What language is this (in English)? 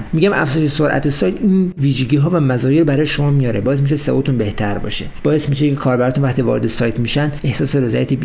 Persian